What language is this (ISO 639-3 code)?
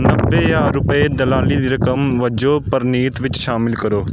pan